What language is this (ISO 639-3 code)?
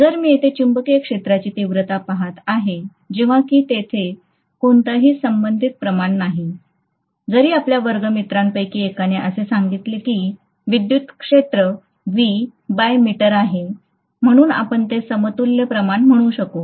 mar